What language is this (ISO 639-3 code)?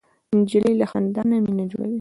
pus